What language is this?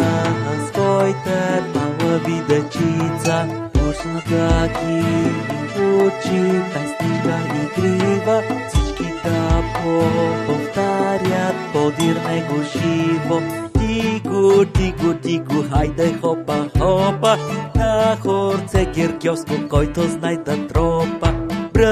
Bulgarian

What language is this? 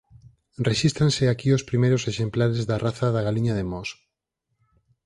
Galician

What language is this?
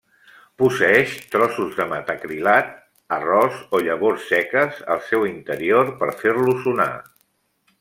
Catalan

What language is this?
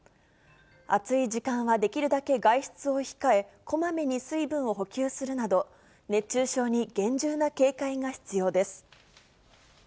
Japanese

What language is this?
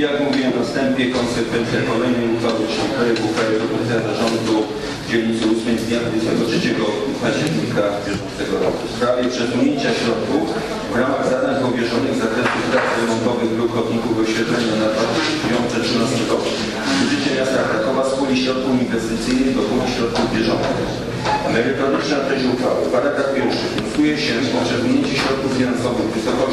Polish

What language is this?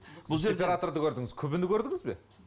Kazakh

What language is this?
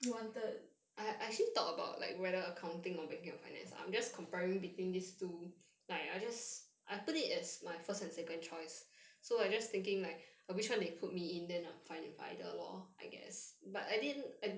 English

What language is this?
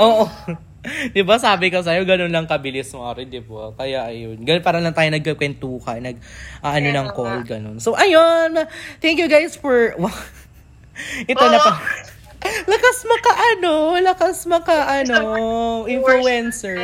Filipino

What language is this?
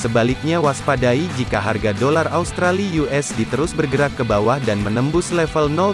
Indonesian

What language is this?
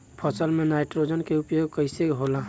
Bhojpuri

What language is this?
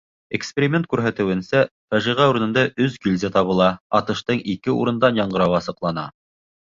Bashkir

